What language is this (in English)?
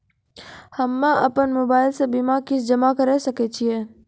Maithili